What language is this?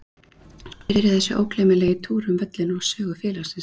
Icelandic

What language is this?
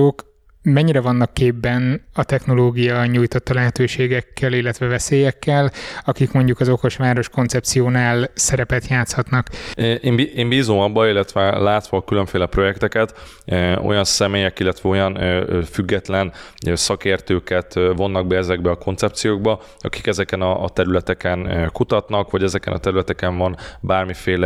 Hungarian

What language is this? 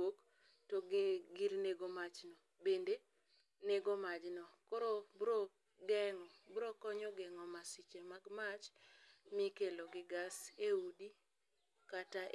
Luo (Kenya and Tanzania)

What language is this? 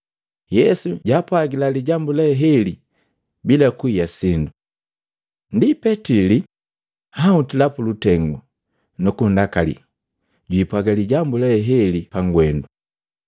Matengo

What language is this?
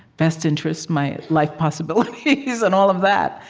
English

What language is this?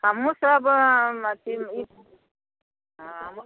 Maithili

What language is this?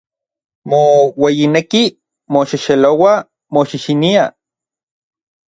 Orizaba Nahuatl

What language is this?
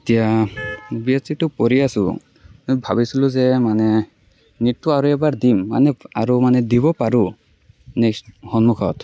Assamese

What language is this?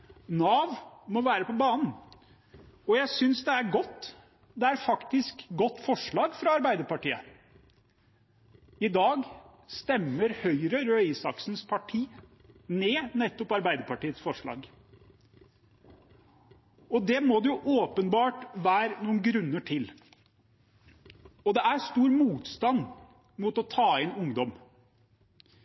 Norwegian Bokmål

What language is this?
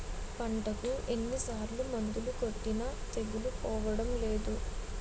Telugu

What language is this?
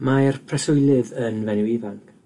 Welsh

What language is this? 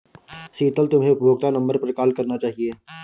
Hindi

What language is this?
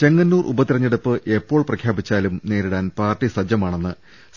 Malayalam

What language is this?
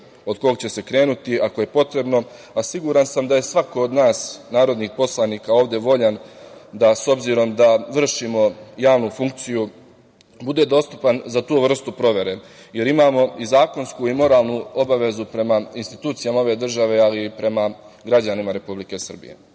Serbian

